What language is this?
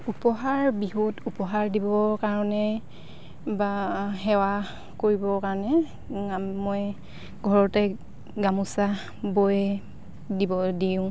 Assamese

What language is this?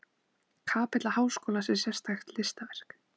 Icelandic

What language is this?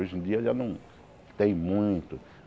Portuguese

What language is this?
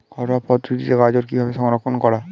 Bangla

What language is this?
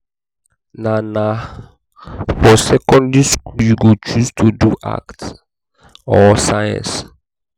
Nigerian Pidgin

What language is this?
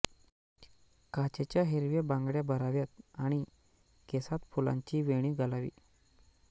Marathi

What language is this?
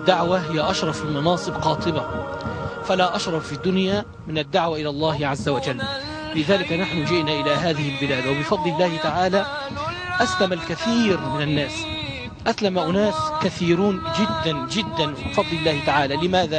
Arabic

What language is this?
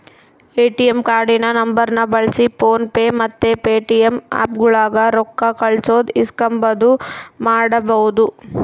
Kannada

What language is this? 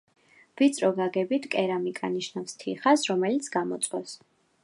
Georgian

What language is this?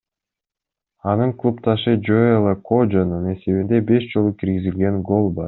Kyrgyz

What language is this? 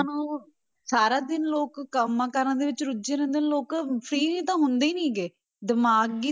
Punjabi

